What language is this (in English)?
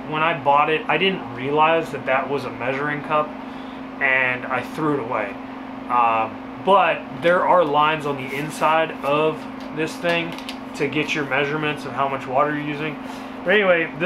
English